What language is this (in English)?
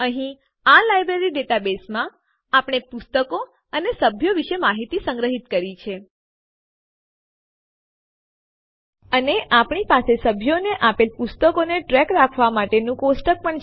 Gujarati